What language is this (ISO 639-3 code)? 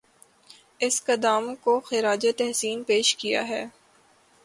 urd